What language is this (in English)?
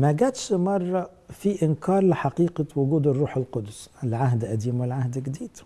Arabic